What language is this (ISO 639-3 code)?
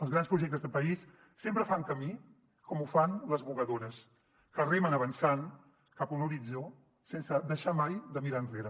cat